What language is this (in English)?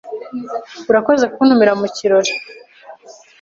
Kinyarwanda